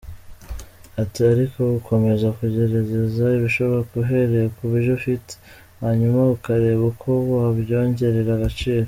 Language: Kinyarwanda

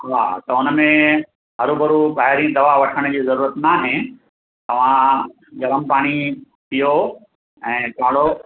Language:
Sindhi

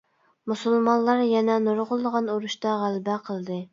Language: Uyghur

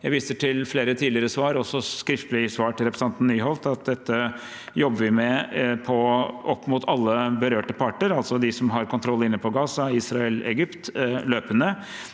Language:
Norwegian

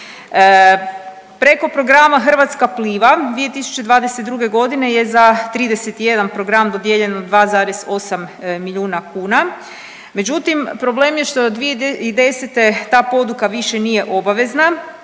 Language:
Croatian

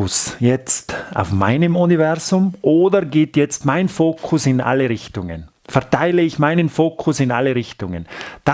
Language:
German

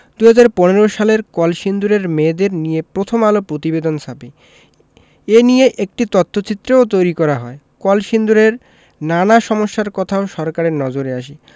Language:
Bangla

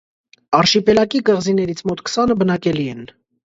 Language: Armenian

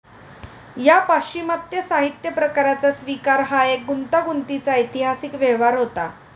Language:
Marathi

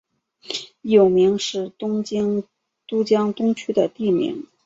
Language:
Chinese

